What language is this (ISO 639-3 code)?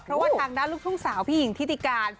tha